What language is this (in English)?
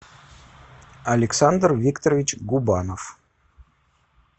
Russian